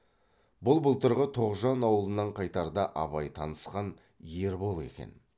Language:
Kazakh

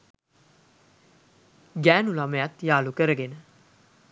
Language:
Sinhala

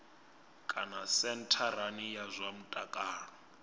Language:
Venda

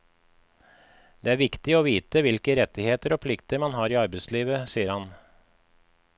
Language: Norwegian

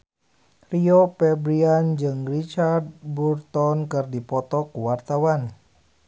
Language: Sundanese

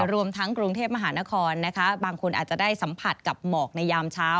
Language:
Thai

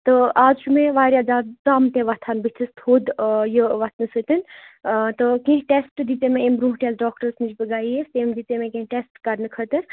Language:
Kashmiri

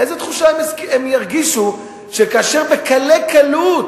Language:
Hebrew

